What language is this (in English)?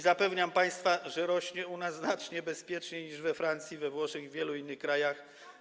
Polish